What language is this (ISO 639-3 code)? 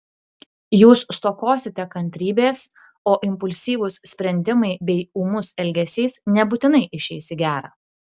lit